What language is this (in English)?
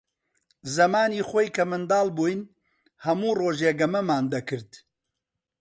Central Kurdish